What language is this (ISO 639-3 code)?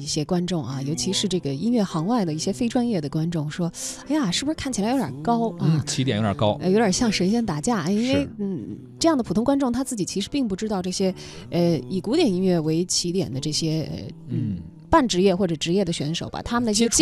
zho